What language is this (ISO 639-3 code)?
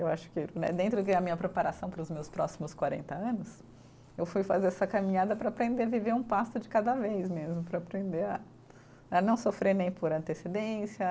por